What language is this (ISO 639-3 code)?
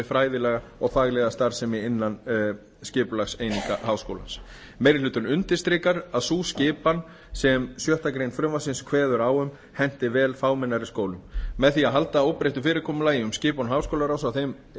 isl